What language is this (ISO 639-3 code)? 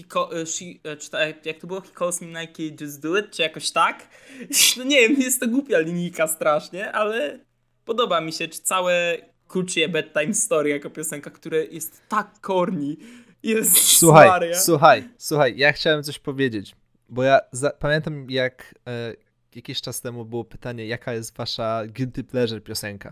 pol